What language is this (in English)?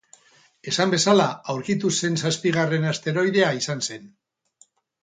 Basque